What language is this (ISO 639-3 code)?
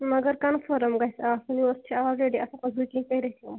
kas